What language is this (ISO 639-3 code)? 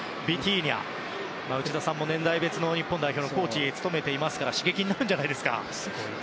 jpn